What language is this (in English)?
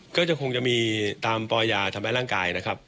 Thai